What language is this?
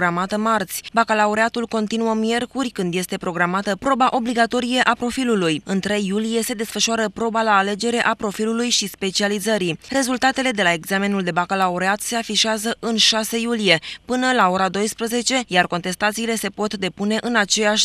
Romanian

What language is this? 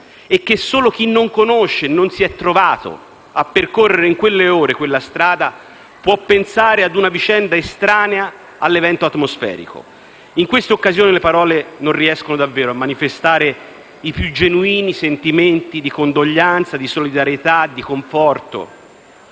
Italian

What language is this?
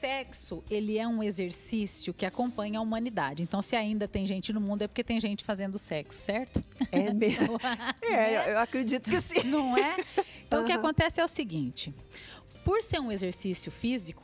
Portuguese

